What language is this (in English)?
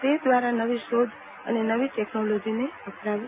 Gujarati